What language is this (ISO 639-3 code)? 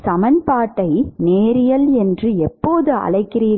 tam